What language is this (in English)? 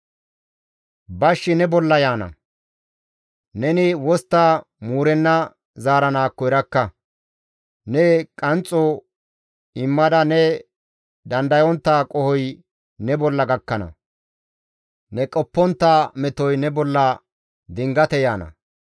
Gamo